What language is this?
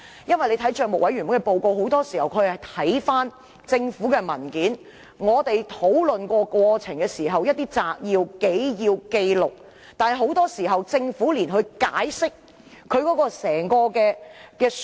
Cantonese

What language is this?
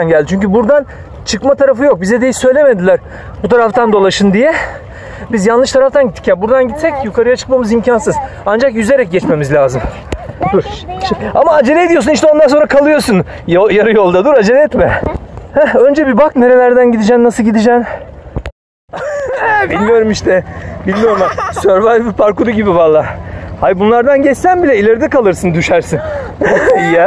Turkish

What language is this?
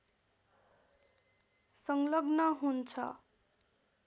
Nepali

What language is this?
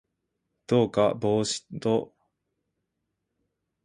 Japanese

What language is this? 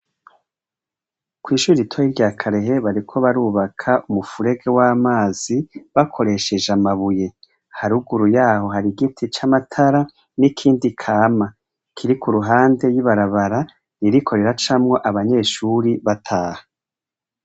Rundi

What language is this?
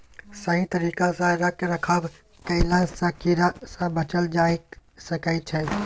Maithili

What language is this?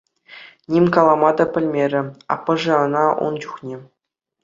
Chuvash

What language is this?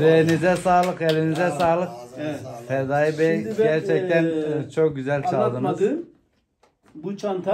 Turkish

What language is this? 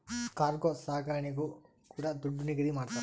Kannada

